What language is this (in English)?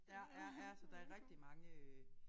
Danish